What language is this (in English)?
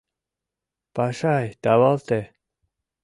Mari